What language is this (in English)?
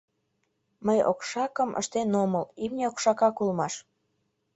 Mari